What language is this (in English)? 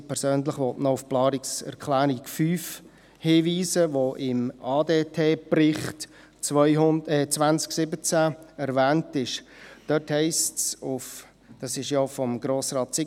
Swiss German